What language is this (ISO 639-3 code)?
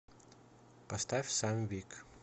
rus